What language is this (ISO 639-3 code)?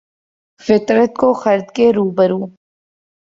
urd